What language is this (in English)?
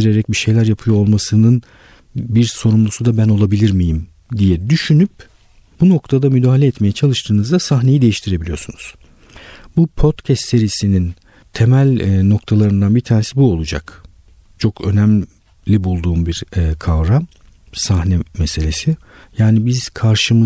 Turkish